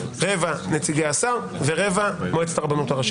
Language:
Hebrew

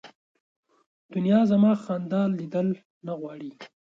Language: Pashto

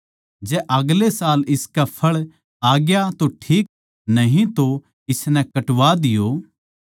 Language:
Haryanvi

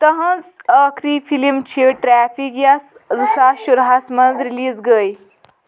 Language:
Kashmiri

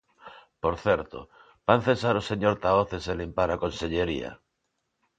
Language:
Galician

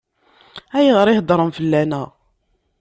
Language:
Kabyle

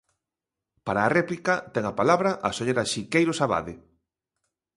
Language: Galician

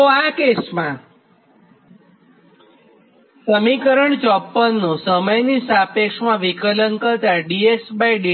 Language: Gujarati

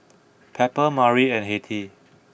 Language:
English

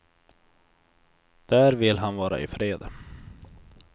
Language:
Swedish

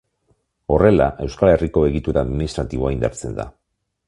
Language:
Basque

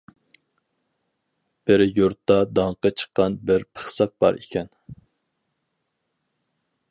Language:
Uyghur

